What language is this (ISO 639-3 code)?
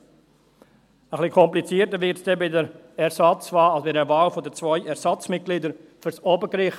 gsw